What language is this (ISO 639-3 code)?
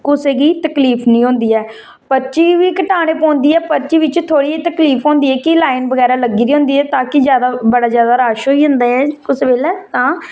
doi